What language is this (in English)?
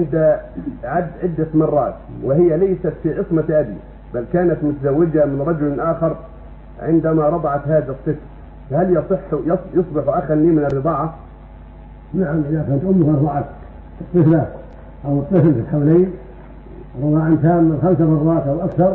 Arabic